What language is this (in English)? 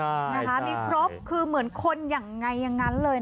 Thai